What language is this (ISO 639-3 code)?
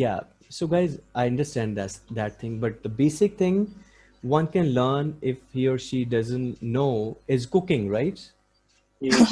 eng